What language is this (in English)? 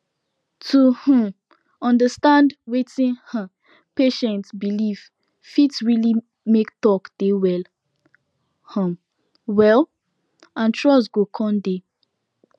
Nigerian Pidgin